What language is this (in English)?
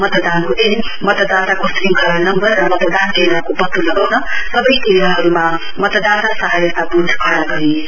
Nepali